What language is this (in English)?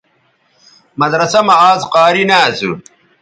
Bateri